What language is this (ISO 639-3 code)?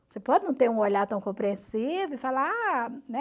por